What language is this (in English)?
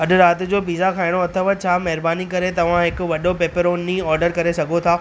Sindhi